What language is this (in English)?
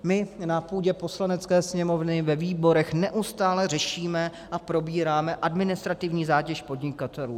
Czech